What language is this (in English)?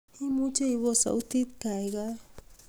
Kalenjin